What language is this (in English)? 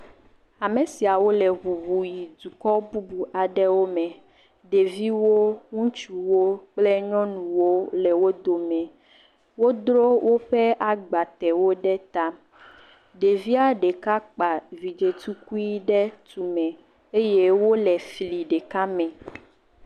Ewe